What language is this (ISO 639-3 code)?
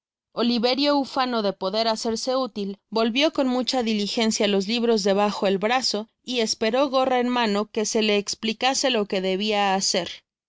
spa